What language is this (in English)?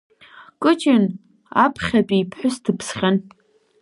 Abkhazian